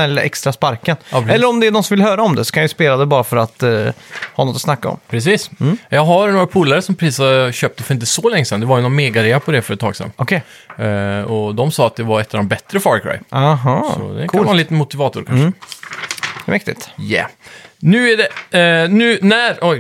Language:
Swedish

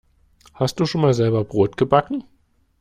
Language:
German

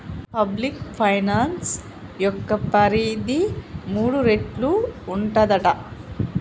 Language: Telugu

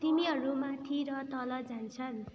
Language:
Nepali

